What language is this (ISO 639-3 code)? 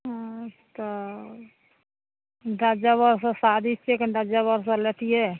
mai